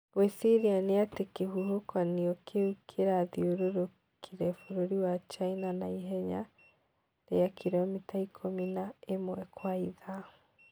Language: Kikuyu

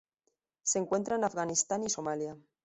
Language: Spanish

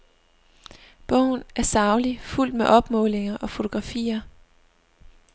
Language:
Danish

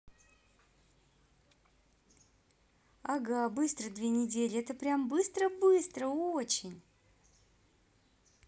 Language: Russian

